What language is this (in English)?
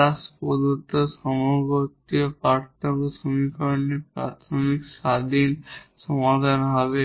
Bangla